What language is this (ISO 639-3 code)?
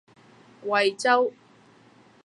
yue